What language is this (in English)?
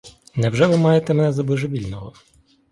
Ukrainian